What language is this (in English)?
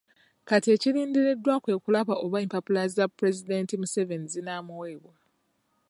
Ganda